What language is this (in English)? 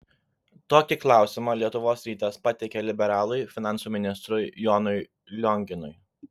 Lithuanian